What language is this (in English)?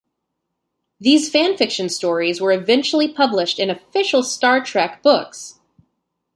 English